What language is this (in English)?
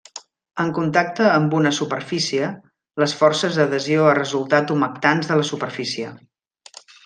Catalan